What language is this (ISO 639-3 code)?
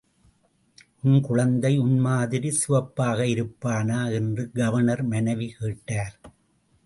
tam